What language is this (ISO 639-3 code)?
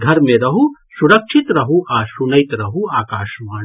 mai